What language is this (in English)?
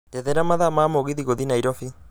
Kikuyu